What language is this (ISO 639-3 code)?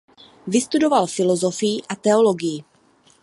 ces